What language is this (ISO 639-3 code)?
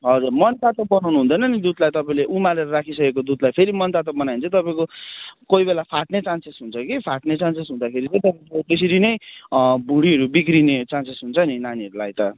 nep